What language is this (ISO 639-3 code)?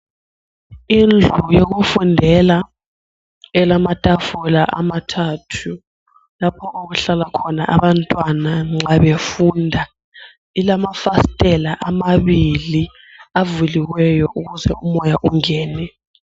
nde